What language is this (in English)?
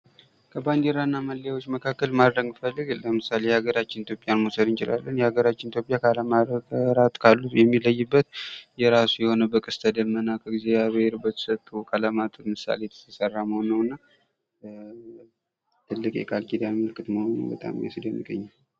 Amharic